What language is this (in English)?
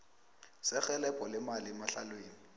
South Ndebele